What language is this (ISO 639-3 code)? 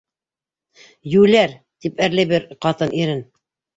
bak